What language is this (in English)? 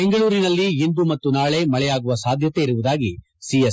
Kannada